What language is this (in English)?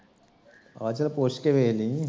Punjabi